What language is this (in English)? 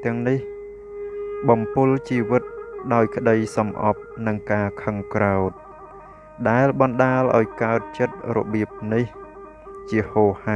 Thai